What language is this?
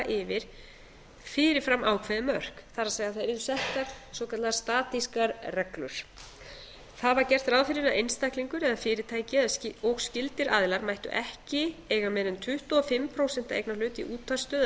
Icelandic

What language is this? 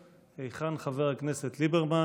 Hebrew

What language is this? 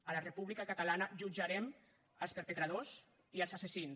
Catalan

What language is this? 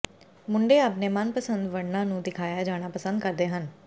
Punjabi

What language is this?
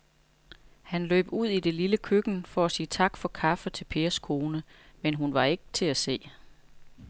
Danish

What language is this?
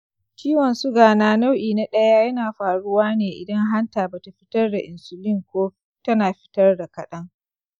Hausa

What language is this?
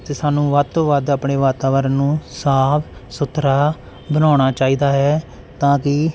Punjabi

